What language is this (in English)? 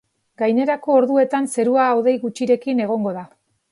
Basque